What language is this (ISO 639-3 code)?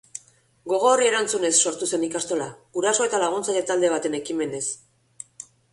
eus